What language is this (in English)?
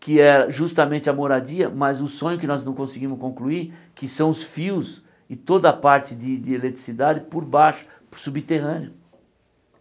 Portuguese